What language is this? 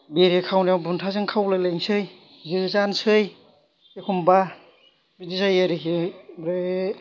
Bodo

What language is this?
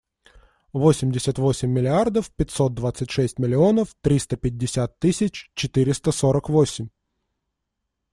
Russian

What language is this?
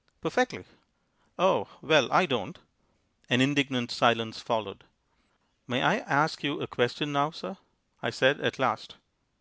English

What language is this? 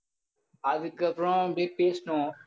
Tamil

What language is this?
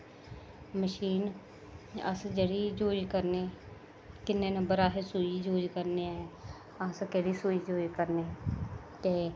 Dogri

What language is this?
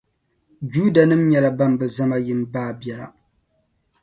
Dagbani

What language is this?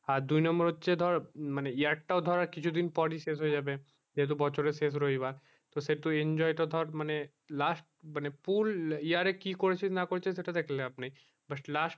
Bangla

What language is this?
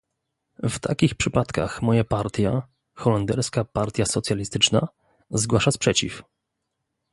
Polish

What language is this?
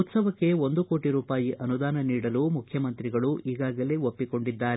Kannada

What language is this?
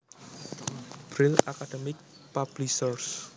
Javanese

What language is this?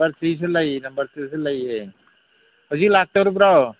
Manipuri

